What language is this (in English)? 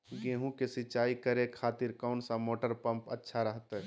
Magahi